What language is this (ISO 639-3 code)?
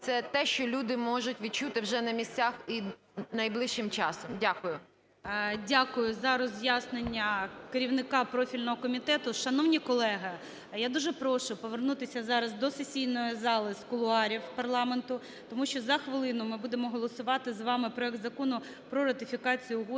ukr